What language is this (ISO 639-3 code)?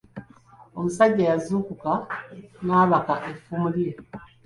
lug